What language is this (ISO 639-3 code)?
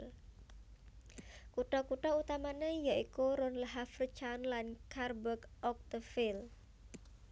jav